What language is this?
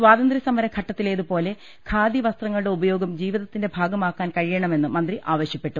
Malayalam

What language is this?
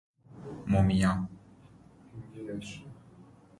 Persian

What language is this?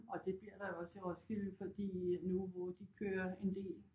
Danish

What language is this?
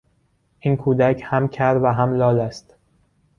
Persian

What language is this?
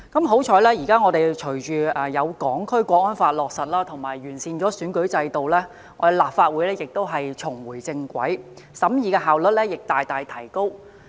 Cantonese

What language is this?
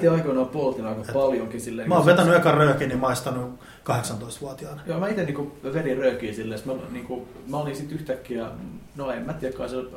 Finnish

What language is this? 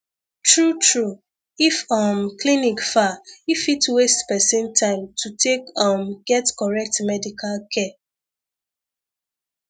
Nigerian Pidgin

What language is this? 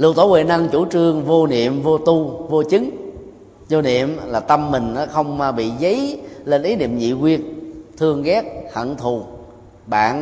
Vietnamese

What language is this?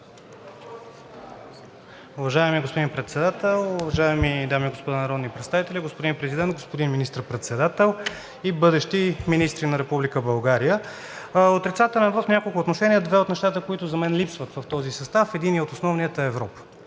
Bulgarian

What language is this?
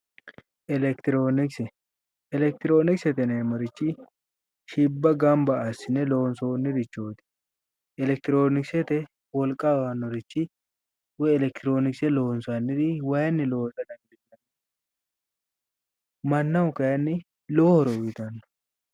Sidamo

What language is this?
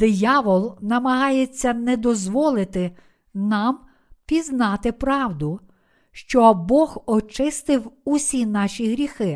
Ukrainian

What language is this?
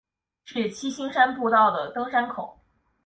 Chinese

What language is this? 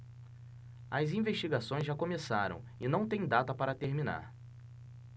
Portuguese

